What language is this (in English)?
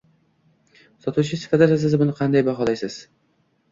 Uzbek